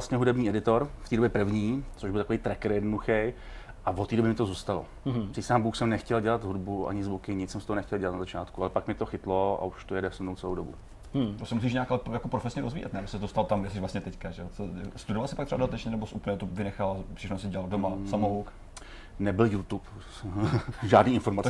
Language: Czech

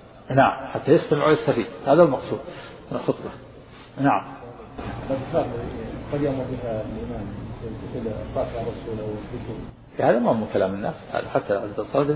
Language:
Arabic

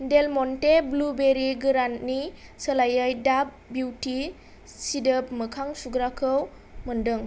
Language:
Bodo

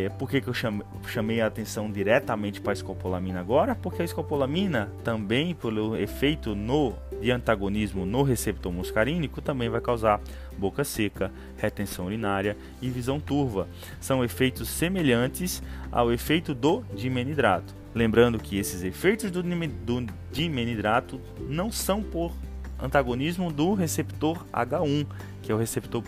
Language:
Portuguese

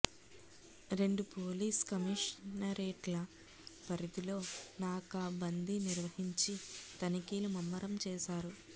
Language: Telugu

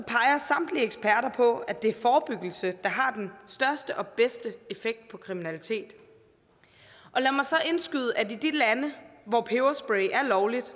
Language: Danish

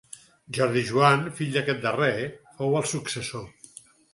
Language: Catalan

